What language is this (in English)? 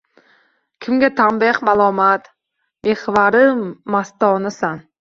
Uzbek